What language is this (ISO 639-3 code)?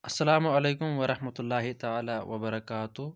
kas